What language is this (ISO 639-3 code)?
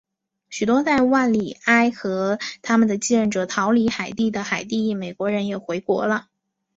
zho